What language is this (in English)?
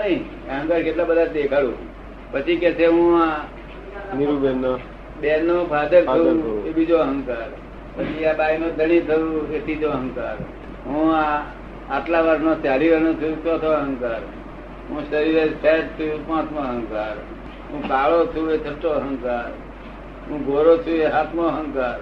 Gujarati